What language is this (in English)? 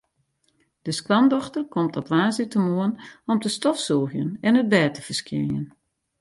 Western Frisian